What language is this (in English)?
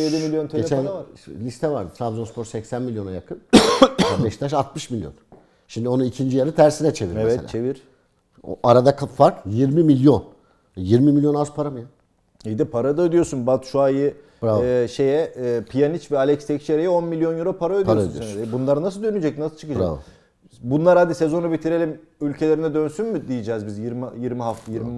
Turkish